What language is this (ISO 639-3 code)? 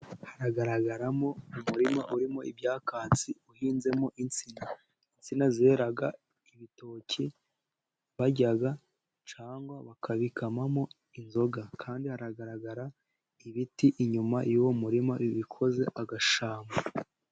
kin